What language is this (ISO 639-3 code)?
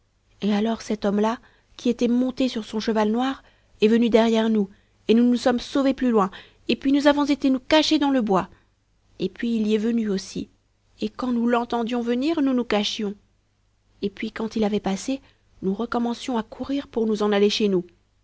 fra